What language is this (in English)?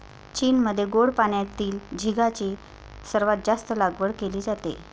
Marathi